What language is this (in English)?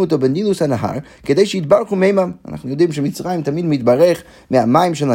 Hebrew